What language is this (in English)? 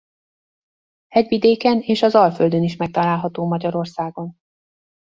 Hungarian